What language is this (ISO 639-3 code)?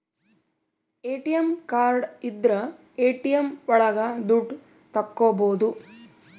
kan